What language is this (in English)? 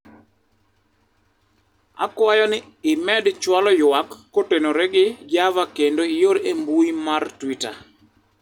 Luo (Kenya and Tanzania)